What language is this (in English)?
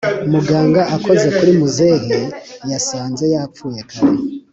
Kinyarwanda